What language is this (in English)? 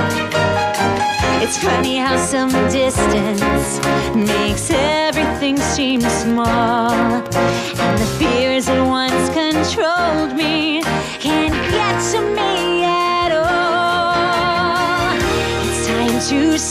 Chinese